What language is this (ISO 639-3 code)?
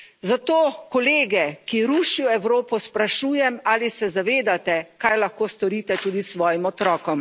slv